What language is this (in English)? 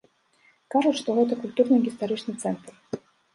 Belarusian